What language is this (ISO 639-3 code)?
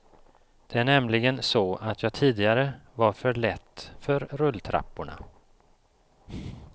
swe